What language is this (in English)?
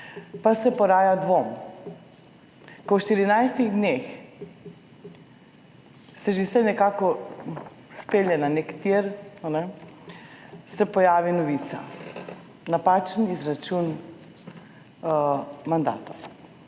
Slovenian